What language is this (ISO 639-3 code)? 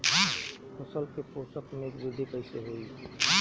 bho